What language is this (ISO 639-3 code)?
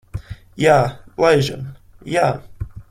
lav